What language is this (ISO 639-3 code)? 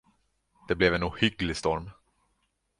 swe